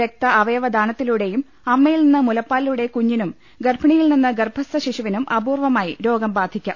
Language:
Malayalam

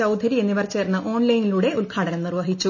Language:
Malayalam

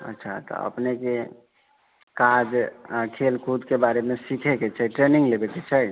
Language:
Maithili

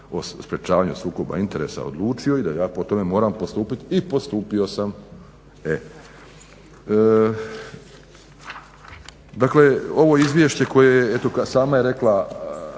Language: Croatian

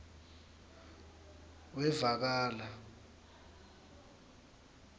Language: Swati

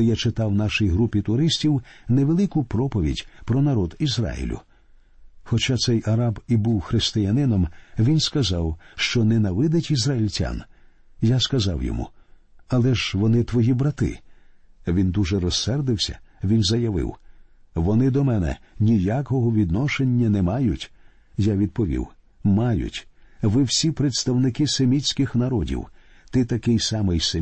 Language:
Ukrainian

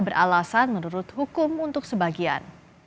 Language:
Indonesian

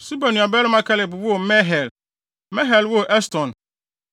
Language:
Akan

